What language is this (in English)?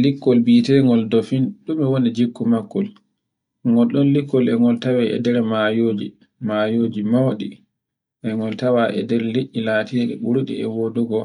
Borgu Fulfulde